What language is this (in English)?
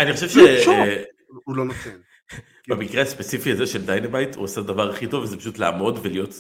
Hebrew